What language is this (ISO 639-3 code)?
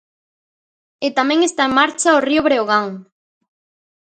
glg